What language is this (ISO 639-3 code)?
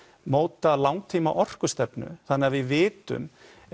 isl